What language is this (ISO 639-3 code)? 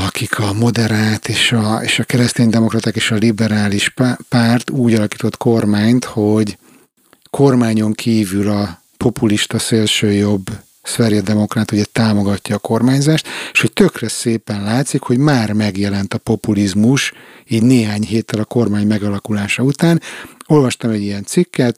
hun